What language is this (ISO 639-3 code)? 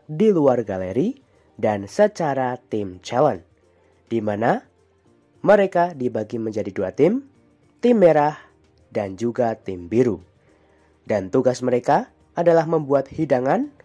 ind